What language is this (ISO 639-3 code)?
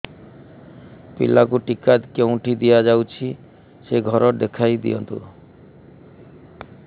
ori